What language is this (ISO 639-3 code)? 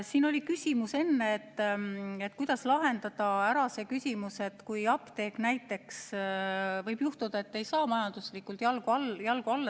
est